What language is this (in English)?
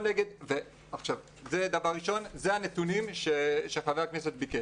Hebrew